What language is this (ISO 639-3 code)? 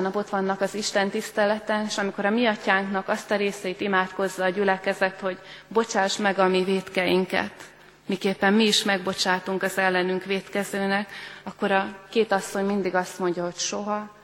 hun